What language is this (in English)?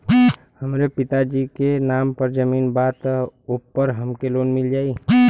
Bhojpuri